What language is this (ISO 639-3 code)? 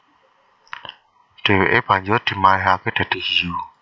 jav